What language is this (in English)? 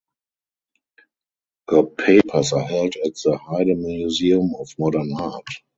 English